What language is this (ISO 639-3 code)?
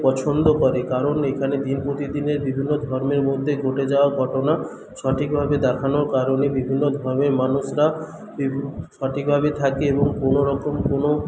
ben